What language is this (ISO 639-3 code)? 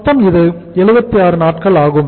tam